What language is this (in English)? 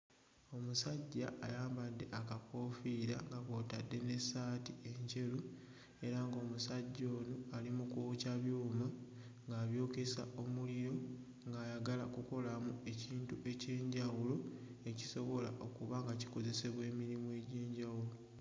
Ganda